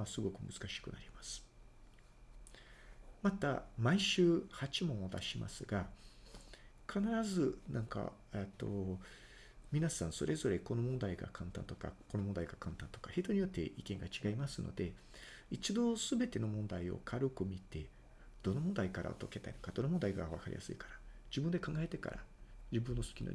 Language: Japanese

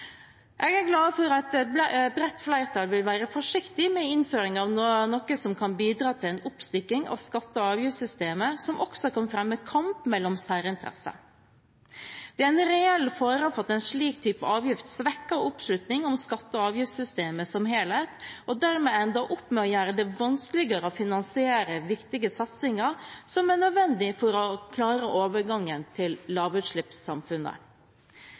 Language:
Norwegian Bokmål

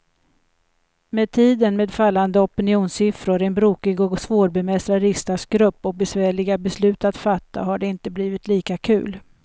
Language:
Swedish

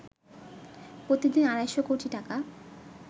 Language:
Bangla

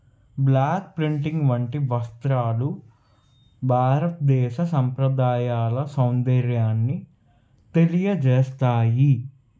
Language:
Telugu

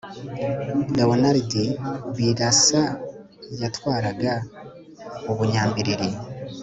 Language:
Kinyarwanda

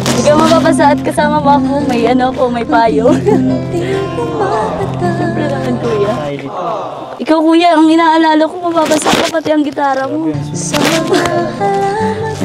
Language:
Filipino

